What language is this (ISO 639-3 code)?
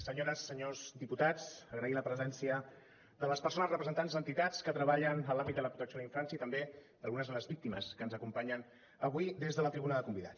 cat